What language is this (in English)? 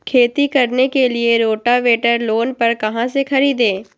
Magahi